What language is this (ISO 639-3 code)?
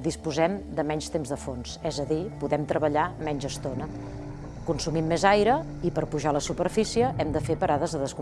cat